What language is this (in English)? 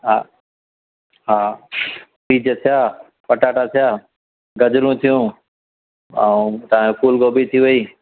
Sindhi